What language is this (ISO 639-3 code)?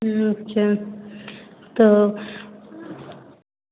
hin